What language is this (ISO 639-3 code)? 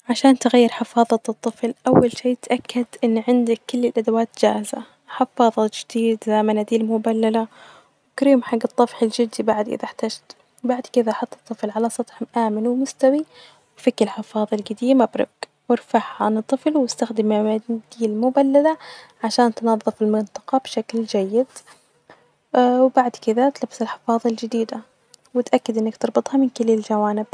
ars